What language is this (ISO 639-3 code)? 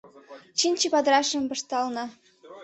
chm